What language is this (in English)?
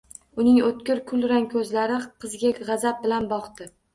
Uzbek